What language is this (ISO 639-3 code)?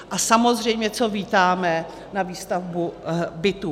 ces